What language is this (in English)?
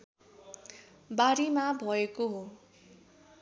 Nepali